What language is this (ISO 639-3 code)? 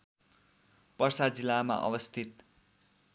nep